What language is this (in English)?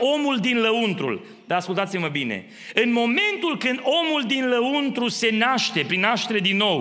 Romanian